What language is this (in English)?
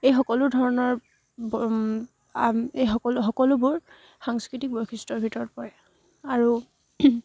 Assamese